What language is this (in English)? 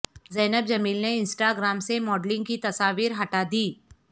Urdu